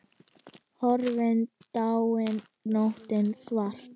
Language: Icelandic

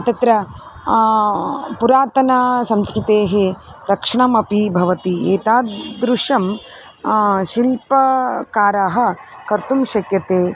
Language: Sanskrit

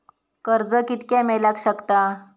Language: Marathi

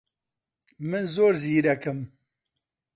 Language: Central Kurdish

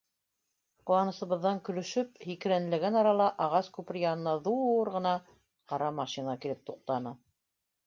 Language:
Bashkir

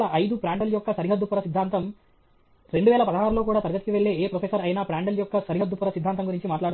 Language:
Telugu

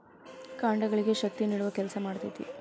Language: Kannada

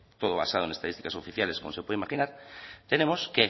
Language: Spanish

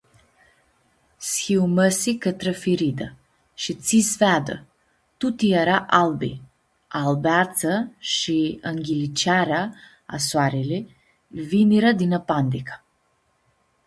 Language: Aromanian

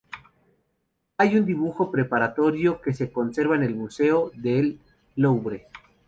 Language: Spanish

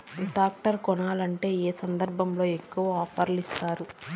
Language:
Telugu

